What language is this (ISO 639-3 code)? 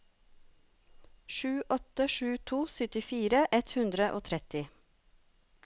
nor